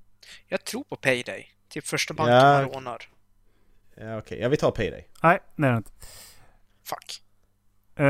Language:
Swedish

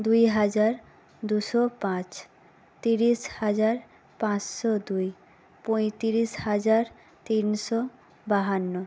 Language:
Bangla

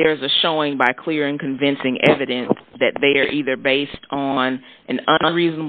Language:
English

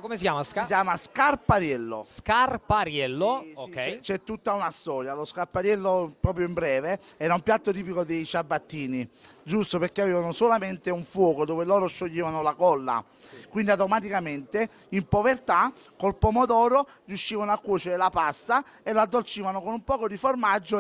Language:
Italian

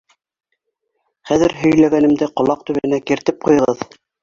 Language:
Bashkir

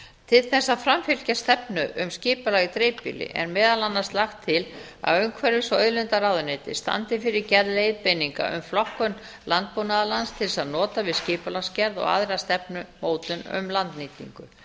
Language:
Icelandic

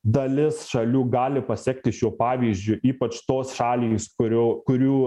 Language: Lithuanian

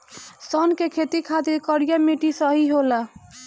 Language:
Bhojpuri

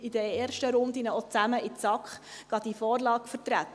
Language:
Swiss German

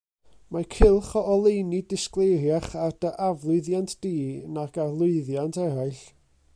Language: Welsh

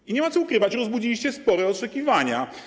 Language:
Polish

